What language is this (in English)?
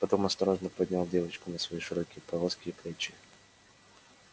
Russian